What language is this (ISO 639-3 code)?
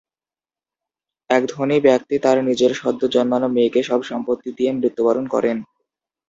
ben